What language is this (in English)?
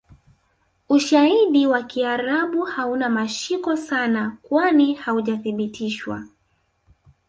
Swahili